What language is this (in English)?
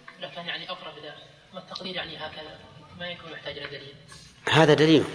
Arabic